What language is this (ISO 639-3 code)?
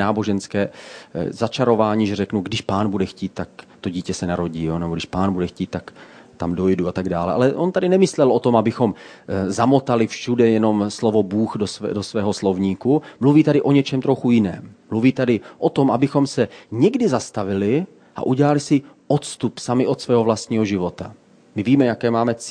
ces